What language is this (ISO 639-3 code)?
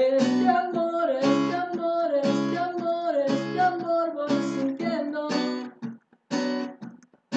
jpn